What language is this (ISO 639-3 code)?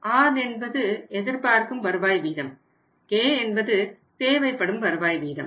tam